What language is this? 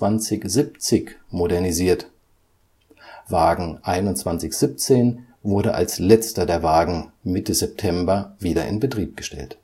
German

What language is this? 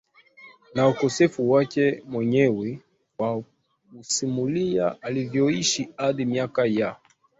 Swahili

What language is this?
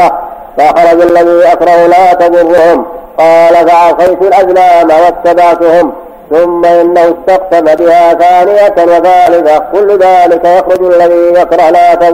Arabic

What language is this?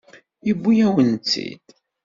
Kabyle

